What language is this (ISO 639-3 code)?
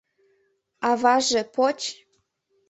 chm